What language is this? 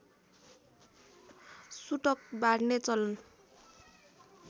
Nepali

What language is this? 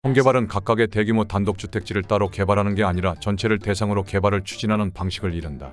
Korean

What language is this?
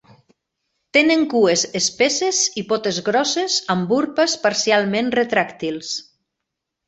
Catalan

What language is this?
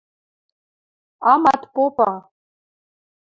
Western Mari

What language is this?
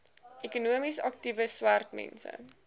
Afrikaans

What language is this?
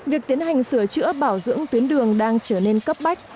Vietnamese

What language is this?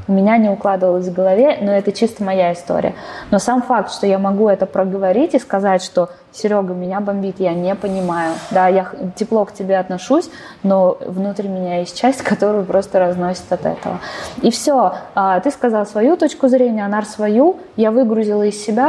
Russian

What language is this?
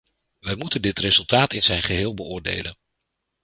Dutch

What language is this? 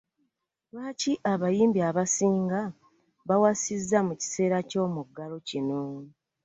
Ganda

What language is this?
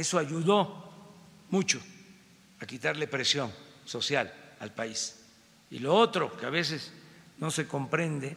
Spanish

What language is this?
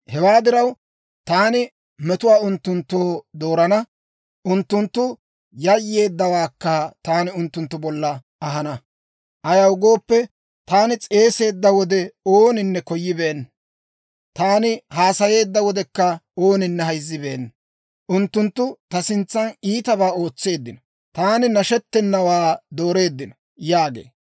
Dawro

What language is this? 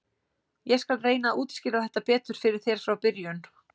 Icelandic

